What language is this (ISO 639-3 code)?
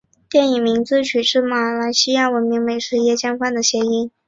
zho